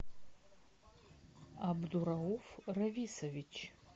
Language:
Russian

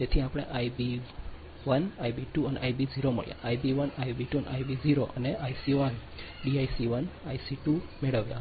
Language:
Gujarati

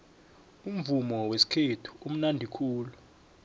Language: South Ndebele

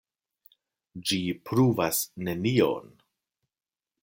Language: Esperanto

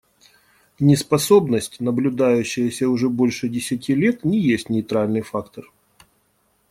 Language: Russian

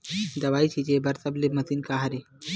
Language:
Chhattisgarhi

